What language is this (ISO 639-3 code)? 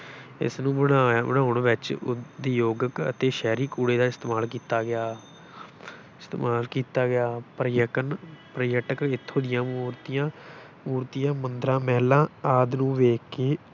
pan